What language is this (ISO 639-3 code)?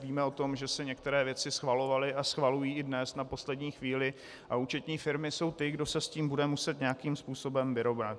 ces